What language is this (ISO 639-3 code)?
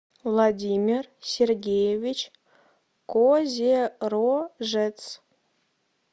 rus